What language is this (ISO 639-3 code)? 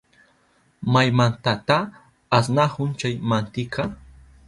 qup